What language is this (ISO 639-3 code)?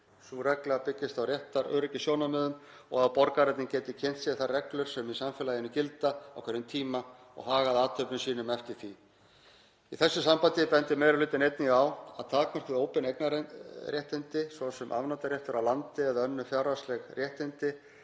isl